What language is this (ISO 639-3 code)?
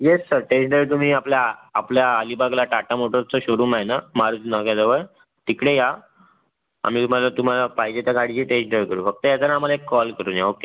mar